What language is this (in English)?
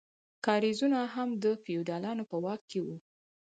Pashto